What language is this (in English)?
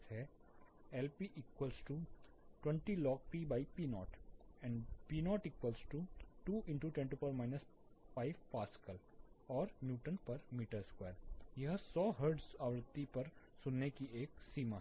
Hindi